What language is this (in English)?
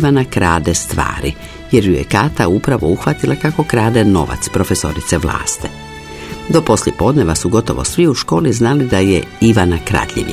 Croatian